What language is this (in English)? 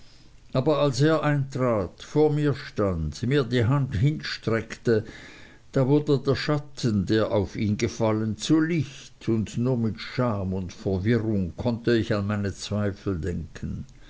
German